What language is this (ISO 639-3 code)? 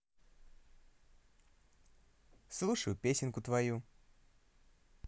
rus